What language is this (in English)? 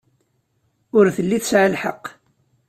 Kabyle